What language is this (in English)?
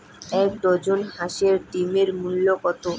Bangla